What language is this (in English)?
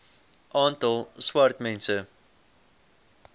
Afrikaans